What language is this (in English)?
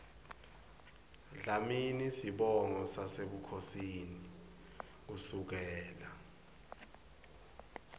Swati